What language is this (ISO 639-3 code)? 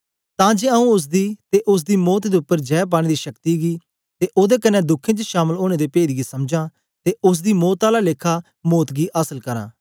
doi